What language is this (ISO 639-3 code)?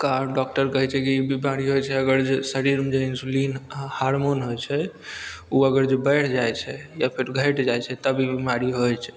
mai